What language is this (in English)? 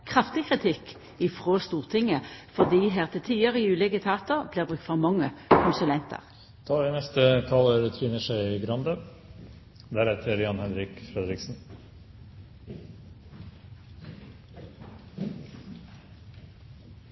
Norwegian Nynorsk